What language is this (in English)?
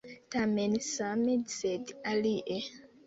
Esperanto